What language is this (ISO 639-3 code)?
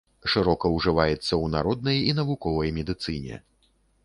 bel